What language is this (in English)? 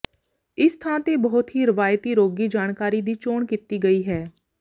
Punjabi